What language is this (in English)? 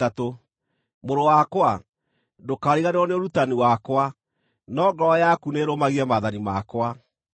Kikuyu